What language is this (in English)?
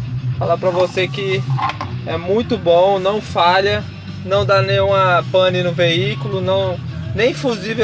Portuguese